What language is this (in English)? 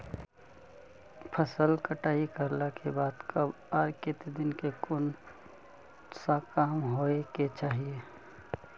Magahi